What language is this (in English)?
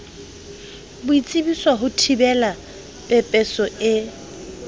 Southern Sotho